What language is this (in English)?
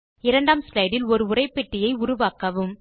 Tamil